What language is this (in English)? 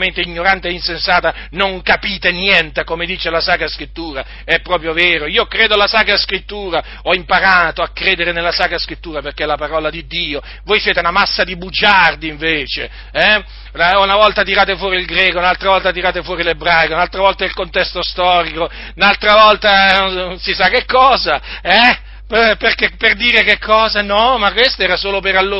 Italian